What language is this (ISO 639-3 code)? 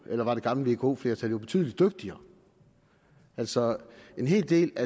dan